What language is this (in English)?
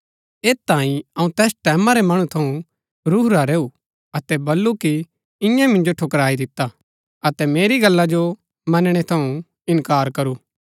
Gaddi